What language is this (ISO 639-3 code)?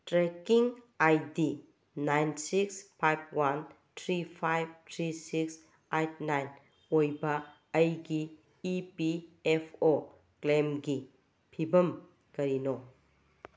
mni